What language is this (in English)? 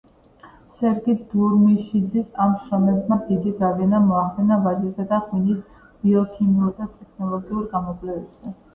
Georgian